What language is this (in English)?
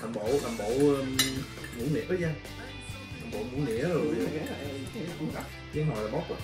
Vietnamese